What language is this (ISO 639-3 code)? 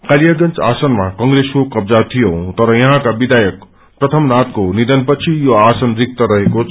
nep